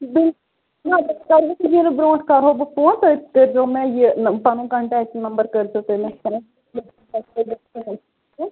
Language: Kashmiri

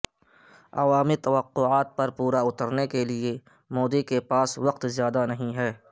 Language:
Urdu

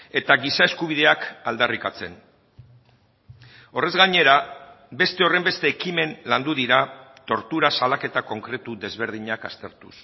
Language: Basque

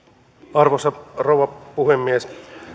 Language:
Finnish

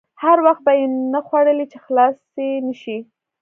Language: Pashto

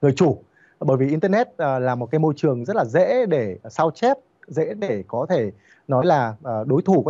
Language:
Vietnamese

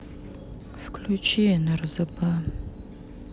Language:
Russian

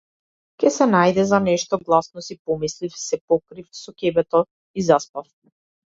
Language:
Macedonian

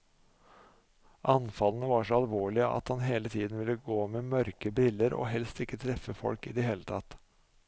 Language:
Norwegian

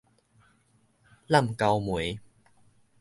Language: Min Nan Chinese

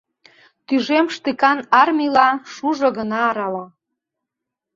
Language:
Mari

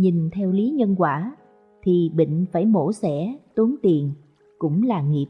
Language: Vietnamese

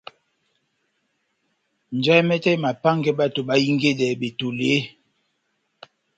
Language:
Batanga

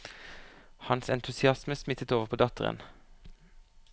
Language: Norwegian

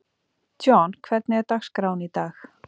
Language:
Icelandic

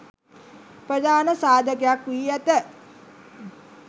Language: Sinhala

